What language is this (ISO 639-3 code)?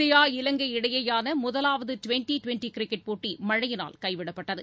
tam